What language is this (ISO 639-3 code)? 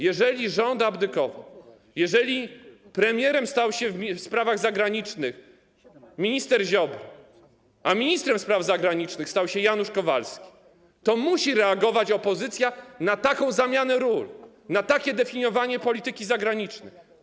pol